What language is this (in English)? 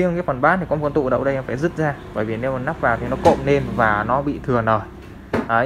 Vietnamese